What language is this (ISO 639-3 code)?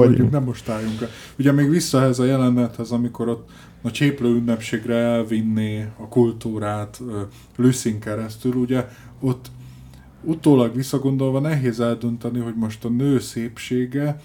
hun